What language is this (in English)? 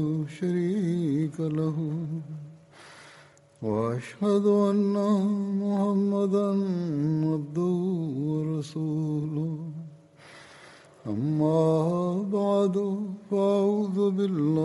Bulgarian